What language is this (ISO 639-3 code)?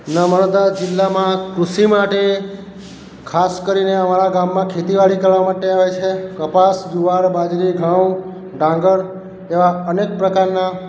guj